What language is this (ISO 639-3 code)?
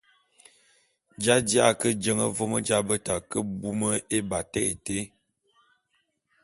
bum